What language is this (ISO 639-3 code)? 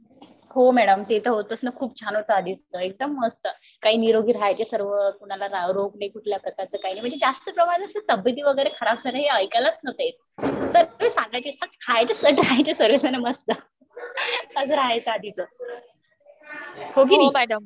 mar